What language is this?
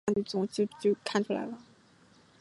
Chinese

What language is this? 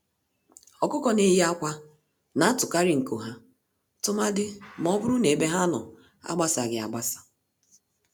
Igbo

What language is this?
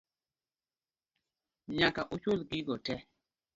Luo (Kenya and Tanzania)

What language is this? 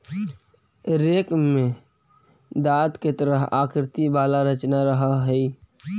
Magahi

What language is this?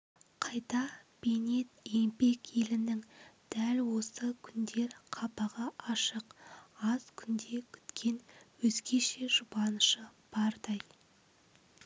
Kazakh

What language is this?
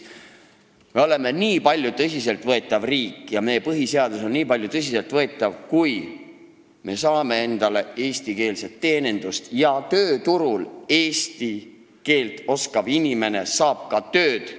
Estonian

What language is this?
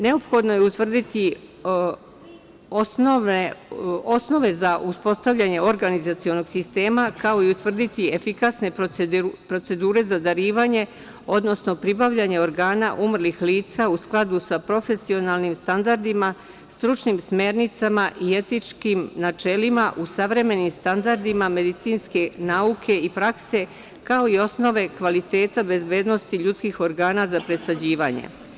Serbian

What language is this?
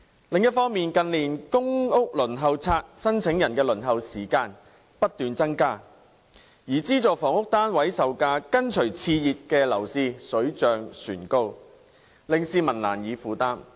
Cantonese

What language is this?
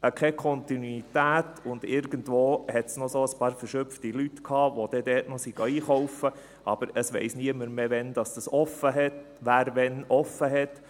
Swiss German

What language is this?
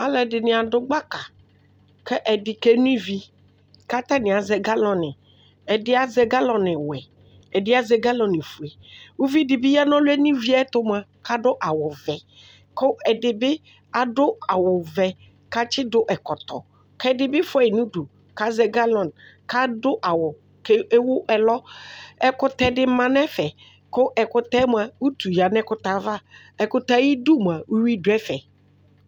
Ikposo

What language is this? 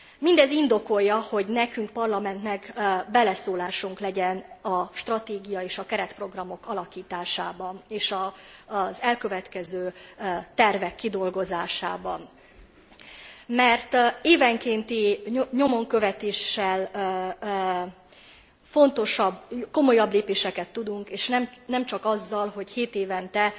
Hungarian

